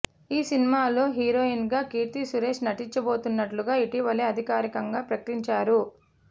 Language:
Telugu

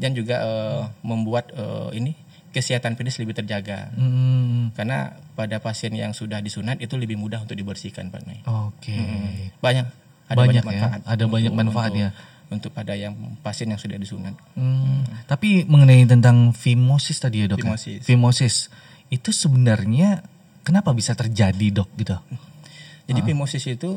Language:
Indonesian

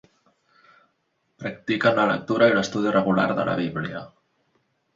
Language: Catalan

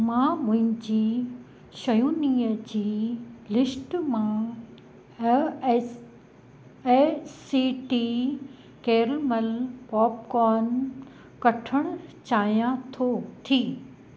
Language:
Sindhi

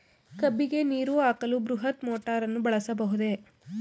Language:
Kannada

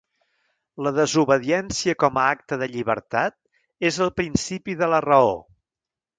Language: Catalan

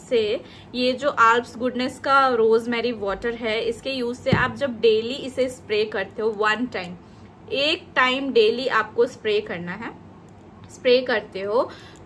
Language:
Hindi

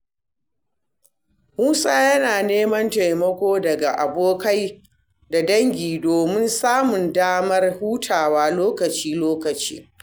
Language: Hausa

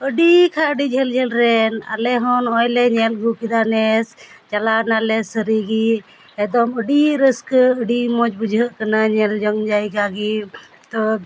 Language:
Santali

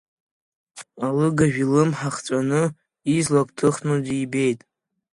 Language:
Abkhazian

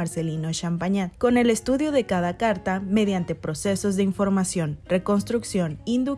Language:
Spanish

